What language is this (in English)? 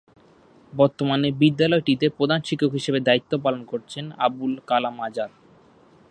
Bangla